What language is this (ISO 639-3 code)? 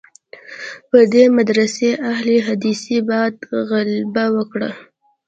pus